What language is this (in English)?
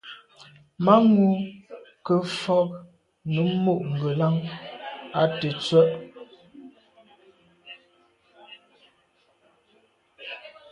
Medumba